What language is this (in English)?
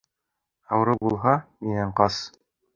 Bashkir